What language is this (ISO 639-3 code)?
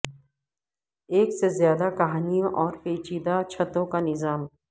urd